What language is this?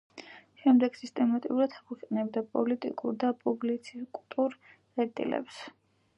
Georgian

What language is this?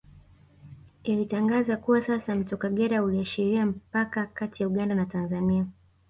Swahili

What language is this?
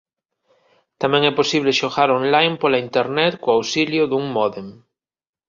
Galician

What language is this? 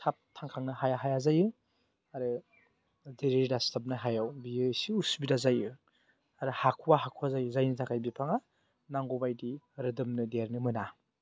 Bodo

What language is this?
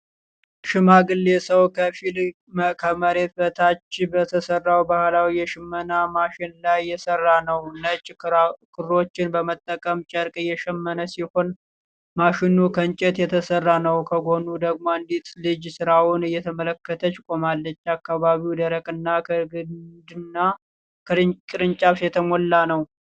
Amharic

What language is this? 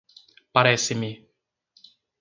Portuguese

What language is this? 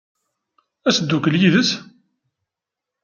Kabyle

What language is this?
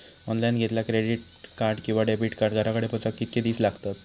Marathi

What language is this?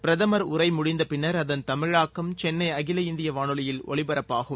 Tamil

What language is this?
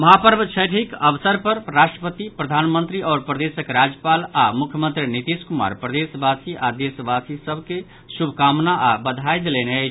Maithili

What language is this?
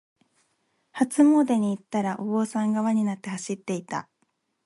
Japanese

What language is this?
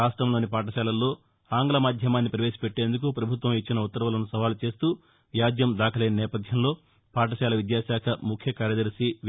Telugu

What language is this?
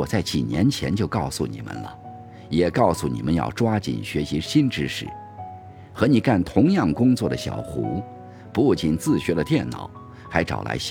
Chinese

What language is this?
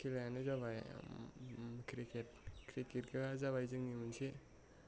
Bodo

